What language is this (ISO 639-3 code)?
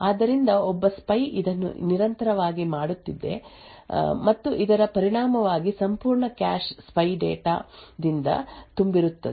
kan